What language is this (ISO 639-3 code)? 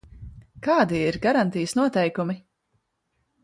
lav